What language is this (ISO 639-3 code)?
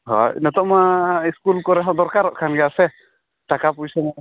sat